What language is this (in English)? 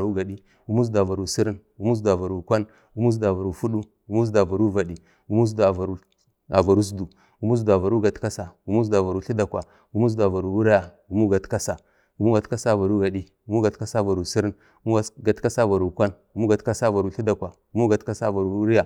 Bade